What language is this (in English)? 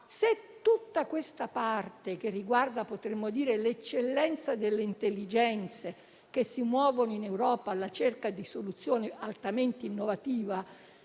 Italian